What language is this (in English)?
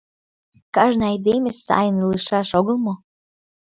Mari